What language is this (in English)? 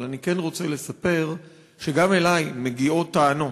Hebrew